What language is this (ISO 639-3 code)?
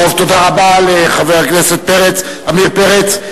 heb